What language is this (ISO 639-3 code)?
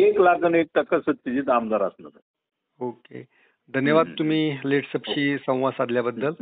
mar